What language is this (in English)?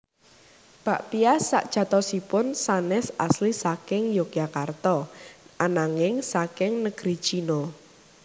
Javanese